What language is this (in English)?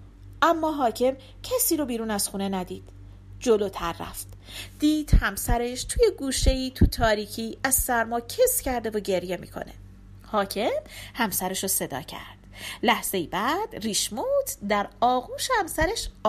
Persian